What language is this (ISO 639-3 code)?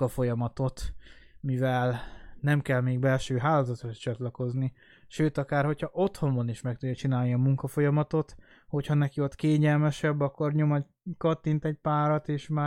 hun